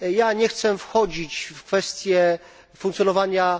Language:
Polish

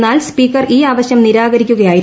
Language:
Malayalam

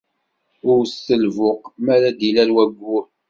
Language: Kabyle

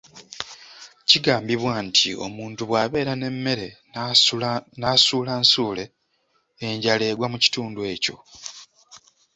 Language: Ganda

